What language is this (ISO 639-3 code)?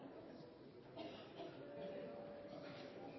nno